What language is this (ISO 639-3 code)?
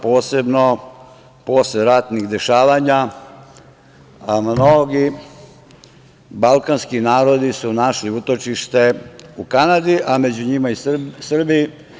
srp